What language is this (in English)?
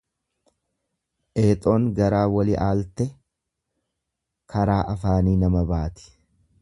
Oromo